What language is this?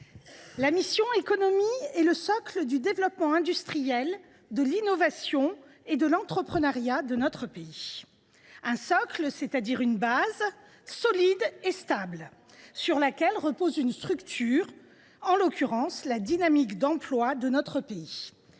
French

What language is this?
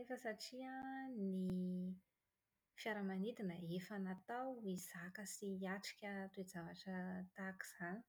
Malagasy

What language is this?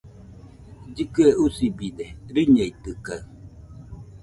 Nüpode Huitoto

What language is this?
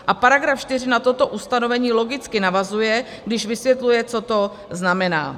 Czech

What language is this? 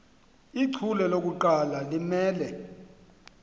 Xhosa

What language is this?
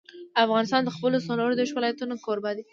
Pashto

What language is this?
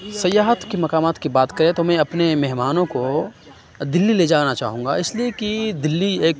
Urdu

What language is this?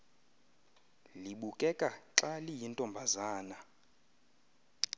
Xhosa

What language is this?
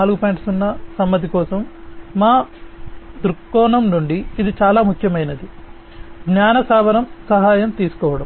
Telugu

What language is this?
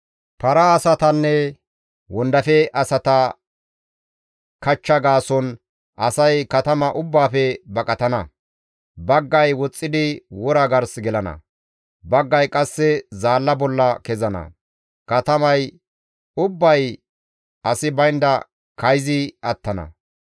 Gamo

